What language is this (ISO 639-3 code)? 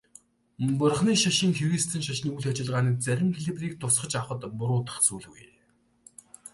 mon